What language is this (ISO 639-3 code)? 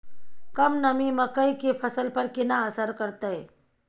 mai